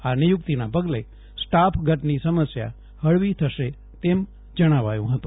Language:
Gujarati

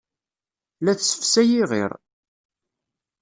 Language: Kabyle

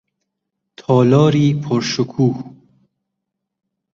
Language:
Persian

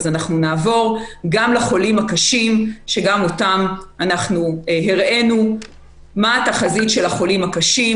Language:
Hebrew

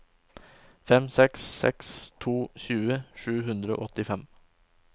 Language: Norwegian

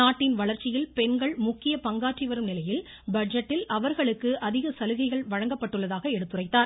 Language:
Tamil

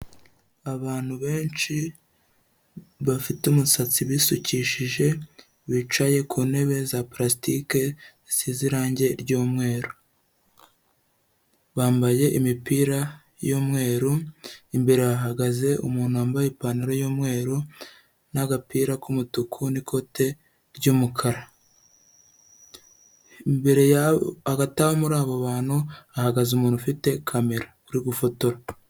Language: Kinyarwanda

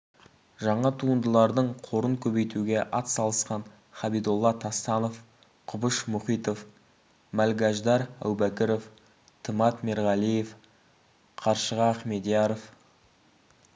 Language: Kazakh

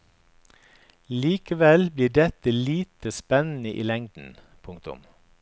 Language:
Norwegian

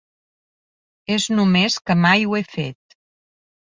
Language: Catalan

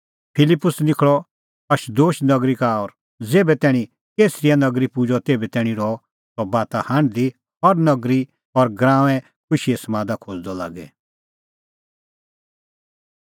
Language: Kullu Pahari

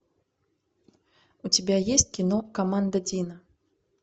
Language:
Russian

